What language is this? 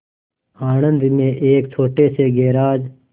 Hindi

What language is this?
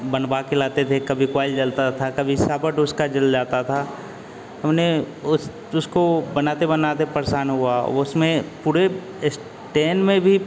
Hindi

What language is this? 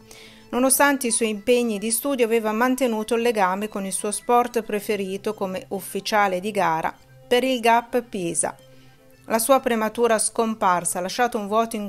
Italian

